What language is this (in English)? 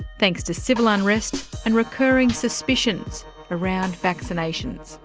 English